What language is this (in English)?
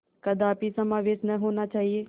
Hindi